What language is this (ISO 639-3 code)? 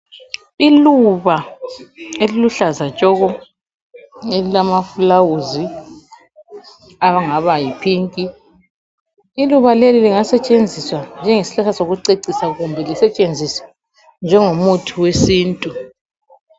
nde